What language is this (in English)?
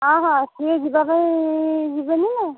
Odia